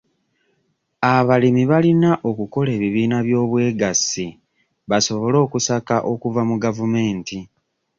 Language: Ganda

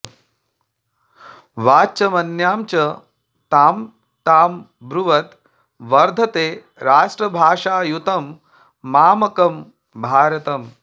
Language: Sanskrit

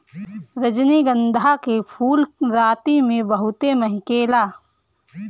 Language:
Bhojpuri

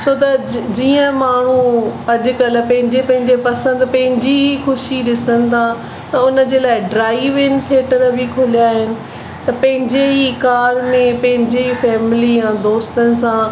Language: Sindhi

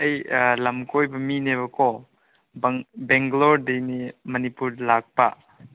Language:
Manipuri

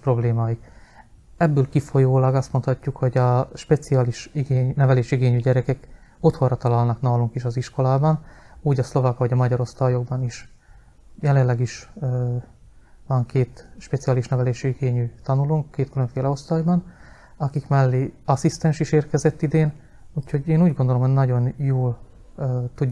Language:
Hungarian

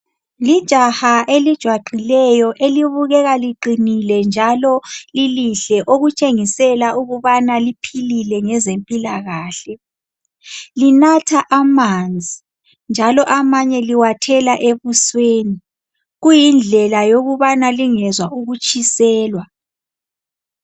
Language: North Ndebele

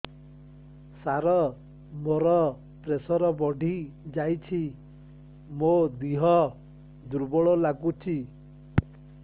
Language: Odia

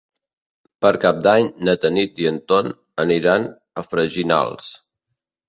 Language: Catalan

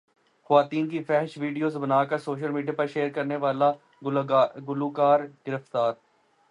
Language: Urdu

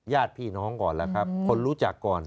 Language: Thai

